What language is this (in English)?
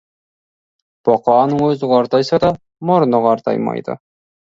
Kazakh